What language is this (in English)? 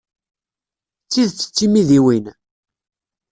Kabyle